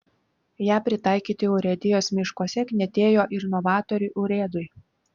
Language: Lithuanian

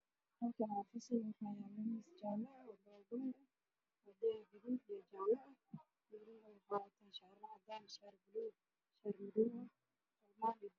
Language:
Somali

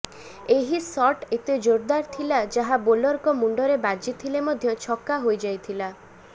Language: Odia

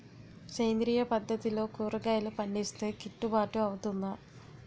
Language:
Telugu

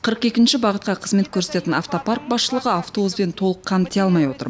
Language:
Kazakh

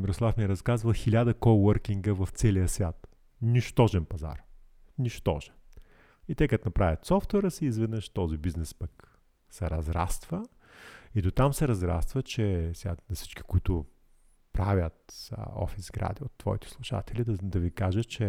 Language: Bulgarian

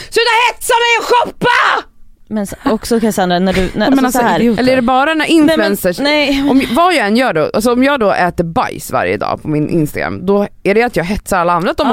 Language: Swedish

